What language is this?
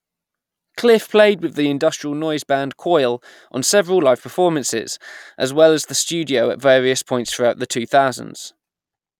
English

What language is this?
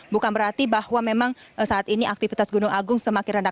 Indonesian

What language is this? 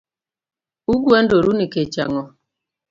Luo (Kenya and Tanzania)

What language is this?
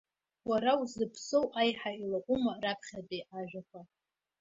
Abkhazian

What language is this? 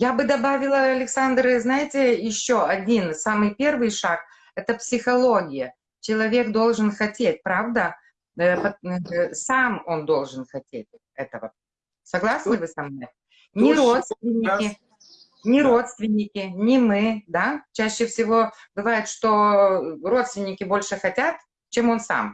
Russian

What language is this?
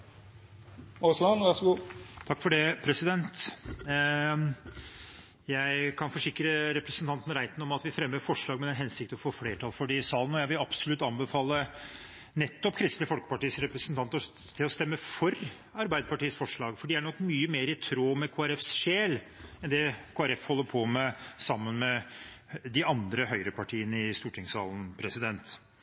Norwegian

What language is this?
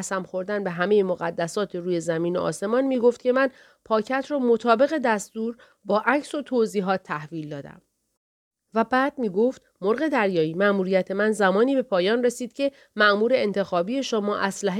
Persian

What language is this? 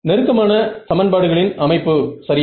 Tamil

